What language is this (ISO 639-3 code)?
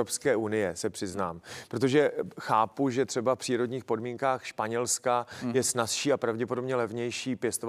ces